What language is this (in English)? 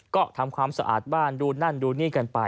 Thai